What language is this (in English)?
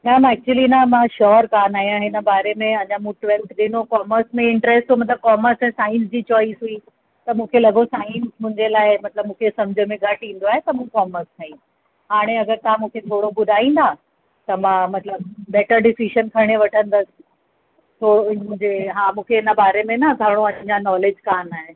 Sindhi